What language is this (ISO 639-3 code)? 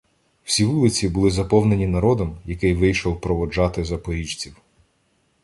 ukr